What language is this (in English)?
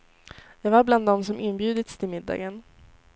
Swedish